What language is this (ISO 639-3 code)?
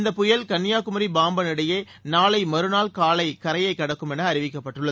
tam